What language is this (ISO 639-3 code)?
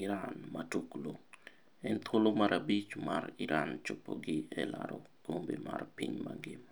luo